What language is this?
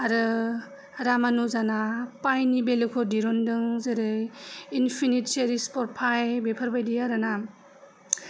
Bodo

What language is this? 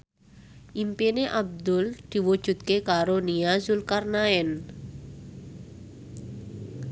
Javanese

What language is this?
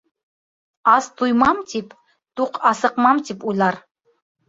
Bashkir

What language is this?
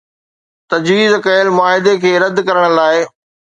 Sindhi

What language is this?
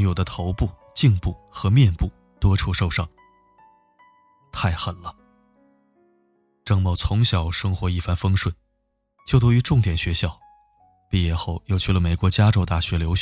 Chinese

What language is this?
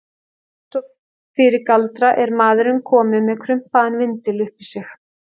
Icelandic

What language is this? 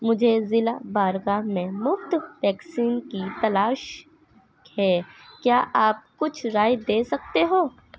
Urdu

